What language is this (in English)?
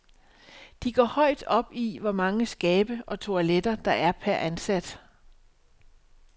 Danish